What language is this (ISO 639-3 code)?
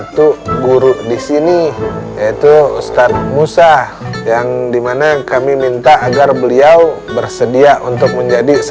ind